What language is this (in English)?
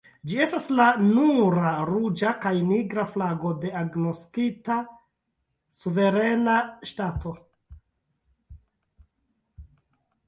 Esperanto